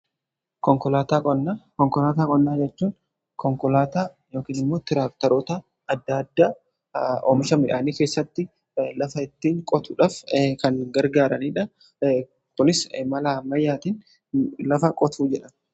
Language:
Oromo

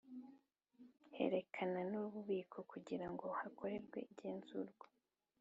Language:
Kinyarwanda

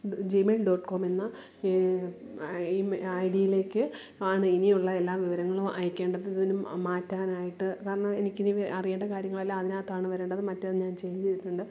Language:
Malayalam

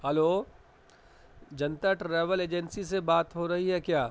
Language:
Urdu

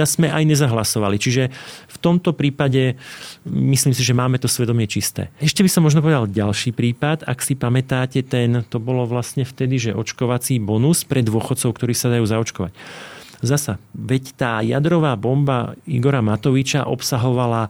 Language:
Slovak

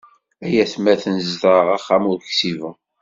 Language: Kabyle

